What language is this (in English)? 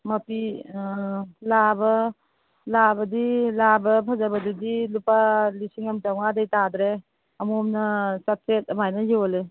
Manipuri